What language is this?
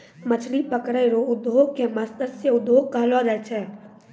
Maithili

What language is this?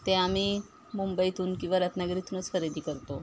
Marathi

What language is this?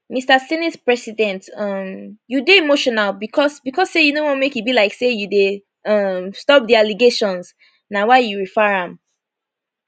Nigerian Pidgin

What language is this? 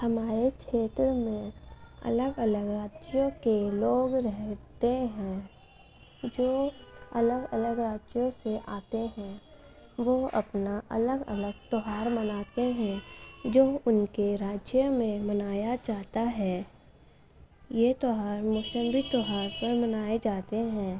Urdu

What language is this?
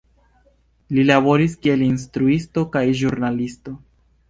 Esperanto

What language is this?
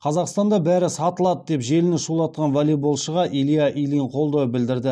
Kazakh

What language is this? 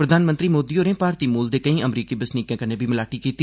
Dogri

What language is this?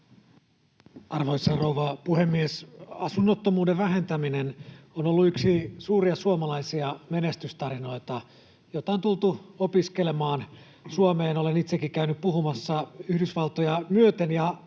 Finnish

